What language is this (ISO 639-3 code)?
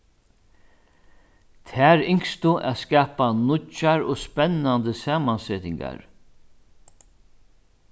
fao